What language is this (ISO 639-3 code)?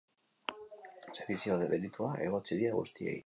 eus